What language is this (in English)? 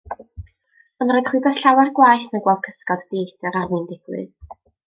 Welsh